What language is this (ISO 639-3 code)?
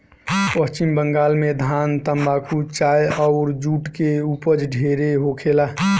bho